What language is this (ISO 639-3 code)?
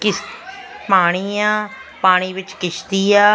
pan